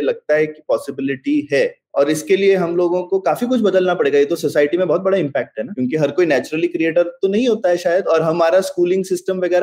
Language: Hindi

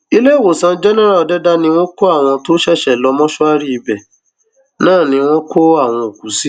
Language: Yoruba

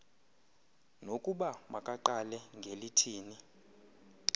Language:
Xhosa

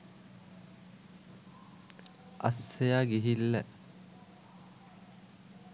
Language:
Sinhala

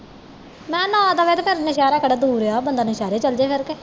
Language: Punjabi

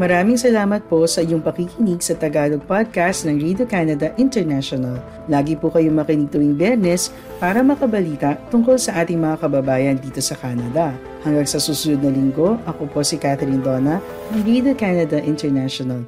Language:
Filipino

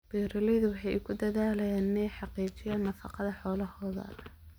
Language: Somali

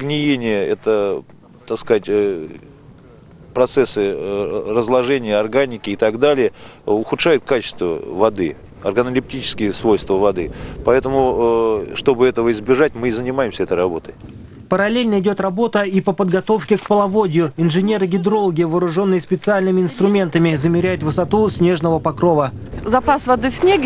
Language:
Russian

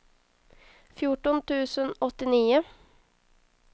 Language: Swedish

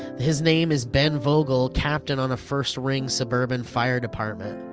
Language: English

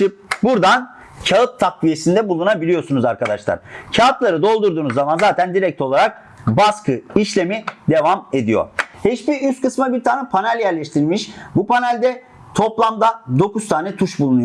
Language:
Turkish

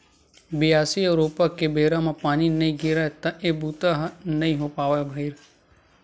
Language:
Chhattisgarhi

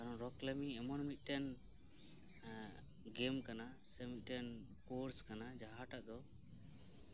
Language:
Santali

